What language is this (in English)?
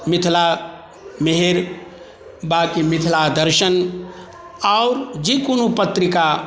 Maithili